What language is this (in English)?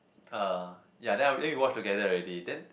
English